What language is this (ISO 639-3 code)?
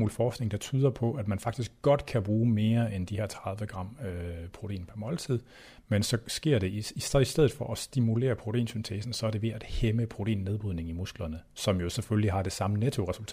dan